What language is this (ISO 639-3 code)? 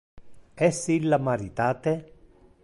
ina